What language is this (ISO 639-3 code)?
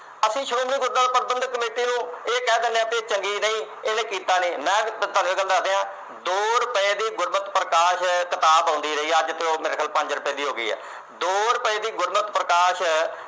pan